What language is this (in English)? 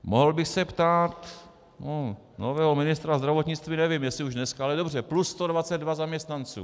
Czech